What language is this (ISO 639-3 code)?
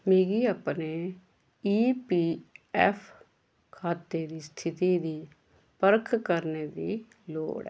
doi